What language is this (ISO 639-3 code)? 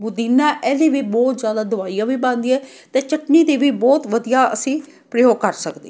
pan